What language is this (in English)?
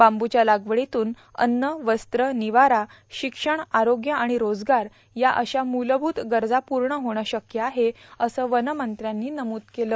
Marathi